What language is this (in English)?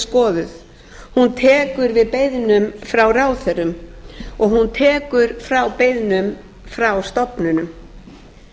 Icelandic